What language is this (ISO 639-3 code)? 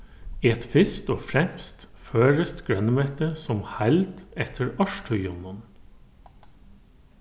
fao